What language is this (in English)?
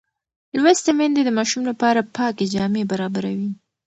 Pashto